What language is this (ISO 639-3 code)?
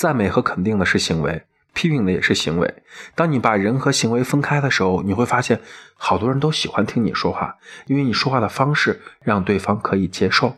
zho